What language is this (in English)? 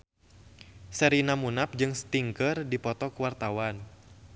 Sundanese